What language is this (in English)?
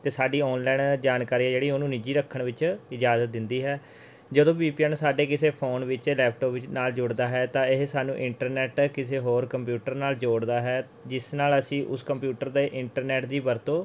Punjabi